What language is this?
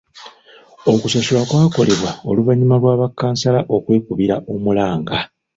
Ganda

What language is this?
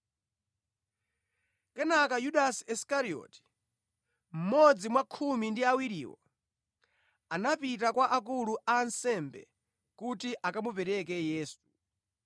Nyanja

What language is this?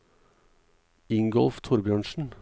Norwegian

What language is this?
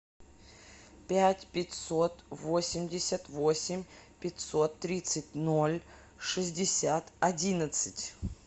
Russian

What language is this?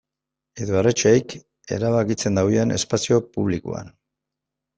Basque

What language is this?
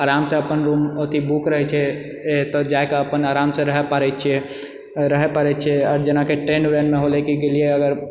Maithili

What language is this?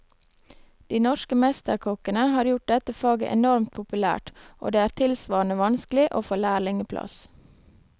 Norwegian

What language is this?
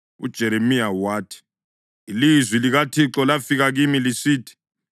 North Ndebele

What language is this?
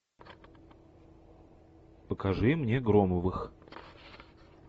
Russian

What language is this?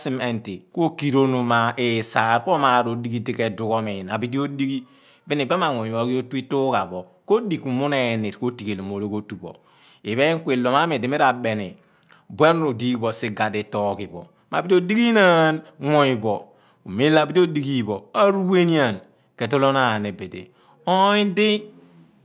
Abua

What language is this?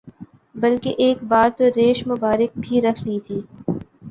Urdu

